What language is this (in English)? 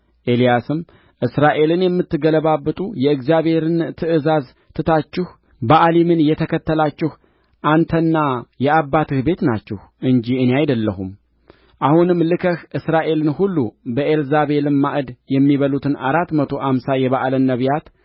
Amharic